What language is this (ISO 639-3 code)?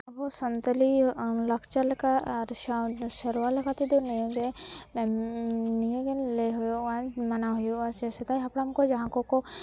sat